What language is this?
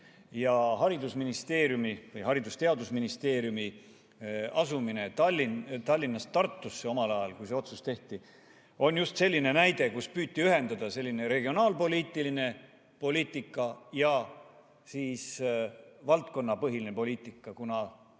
Estonian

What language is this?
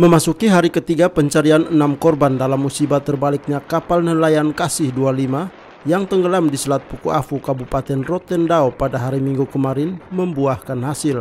Indonesian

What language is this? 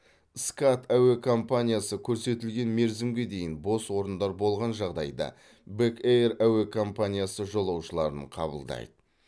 Kazakh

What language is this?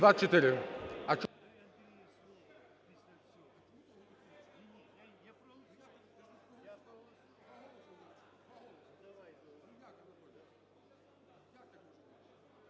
Ukrainian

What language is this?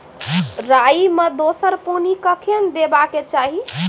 Maithili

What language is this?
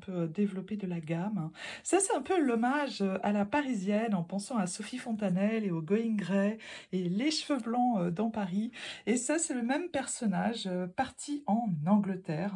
French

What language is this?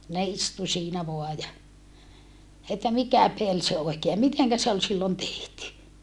Finnish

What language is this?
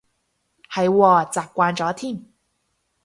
Cantonese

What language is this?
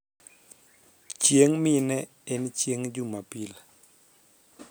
Luo (Kenya and Tanzania)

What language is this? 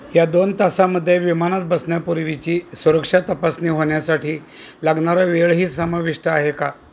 Marathi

